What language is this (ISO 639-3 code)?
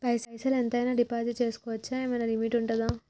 tel